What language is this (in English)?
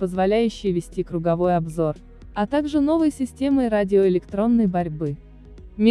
Russian